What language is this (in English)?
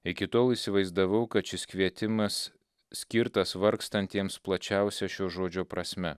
Lithuanian